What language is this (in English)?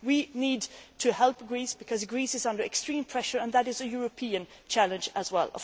English